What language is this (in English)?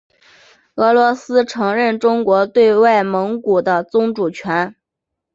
Chinese